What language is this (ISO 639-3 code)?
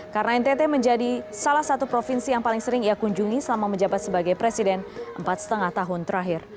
ind